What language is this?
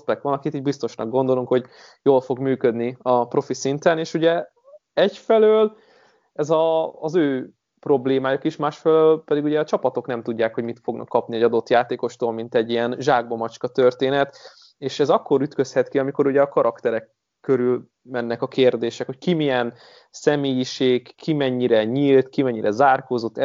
Hungarian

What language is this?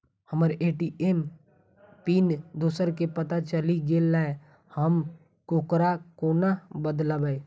Maithili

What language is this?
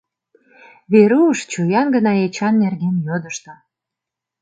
Mari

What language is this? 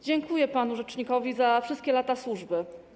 Polish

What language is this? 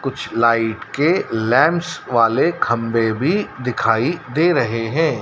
Hindi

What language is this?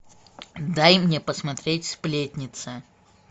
Russian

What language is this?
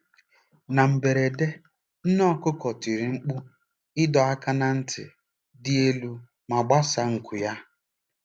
Igbo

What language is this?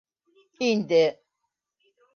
Bashkir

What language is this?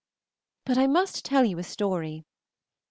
English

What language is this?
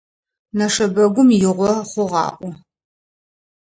Adyghe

